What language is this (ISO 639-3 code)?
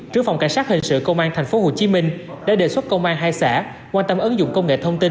vie